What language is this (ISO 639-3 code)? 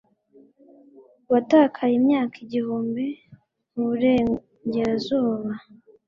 kin